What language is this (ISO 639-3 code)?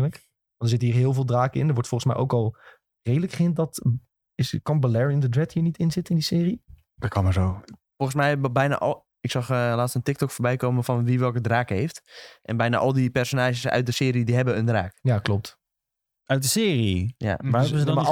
nld